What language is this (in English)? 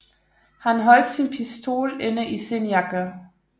Danish